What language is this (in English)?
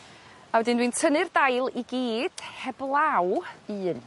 Welsh